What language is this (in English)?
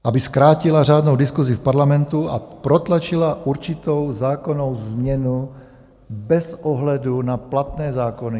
Czech